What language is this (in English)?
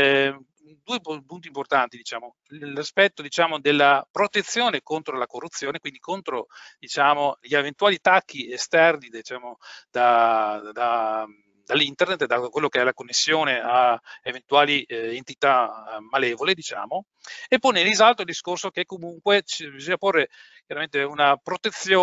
Italian